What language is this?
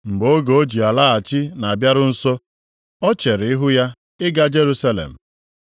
Igbo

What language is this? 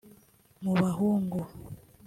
Kinyarwanda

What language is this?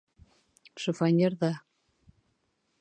Bashkir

